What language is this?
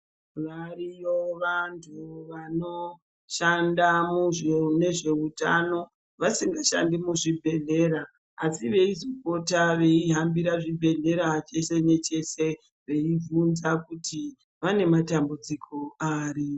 Ndau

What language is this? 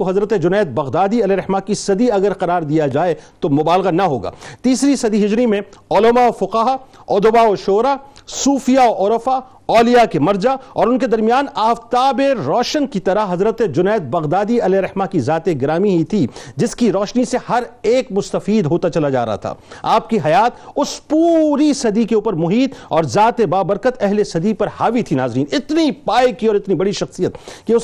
Urdu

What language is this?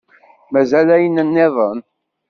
Kabyle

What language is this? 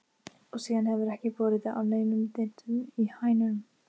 Icelandic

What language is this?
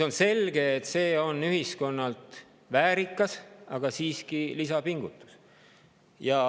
Estonian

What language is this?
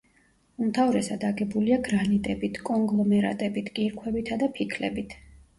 Georgian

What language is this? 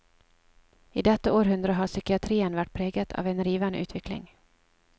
Norwegian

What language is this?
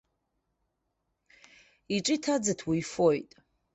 Abkhazian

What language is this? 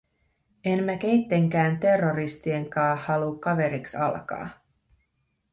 Finnish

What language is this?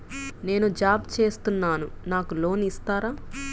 Telugu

